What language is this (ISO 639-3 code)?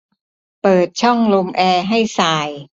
tha